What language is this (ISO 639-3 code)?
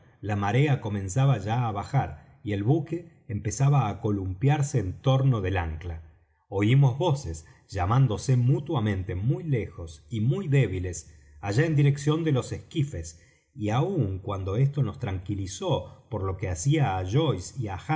spa